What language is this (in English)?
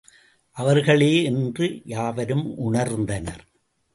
Tamil